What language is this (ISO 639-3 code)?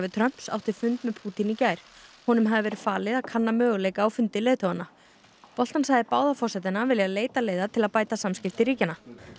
isl